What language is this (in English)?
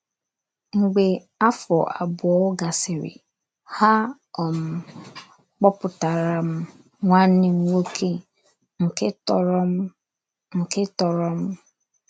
Igbo